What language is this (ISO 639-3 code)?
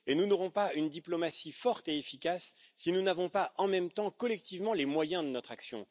fra